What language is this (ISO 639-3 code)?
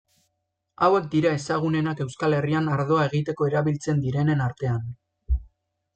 eus